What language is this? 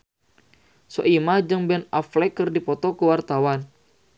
Sundanese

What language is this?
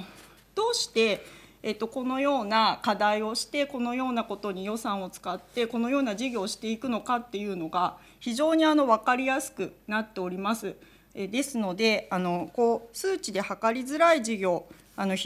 Japanese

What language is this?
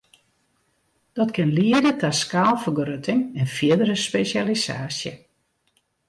Western Frisian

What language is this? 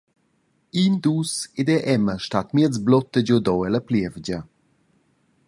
Romansh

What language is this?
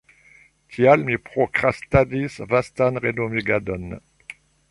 Esperanto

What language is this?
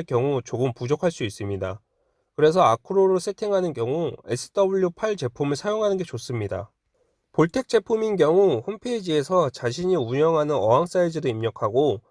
Korean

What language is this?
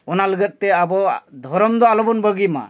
Santali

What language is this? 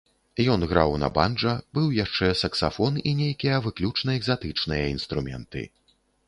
Belarusian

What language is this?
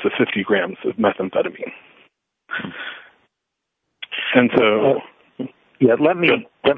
English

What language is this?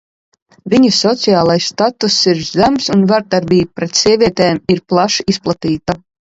Latvian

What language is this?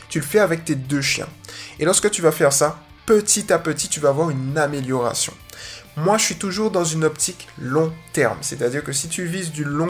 French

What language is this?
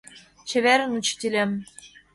Mari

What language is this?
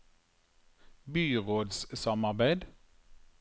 Norwegian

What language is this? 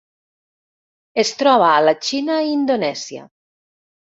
Catalan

